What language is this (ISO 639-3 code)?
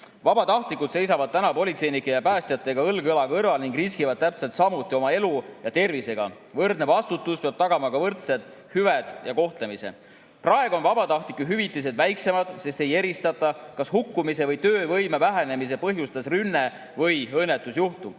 est